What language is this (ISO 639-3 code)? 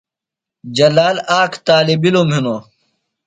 phl